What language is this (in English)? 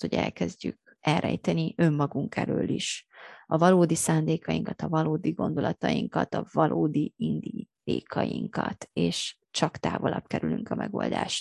Hungarian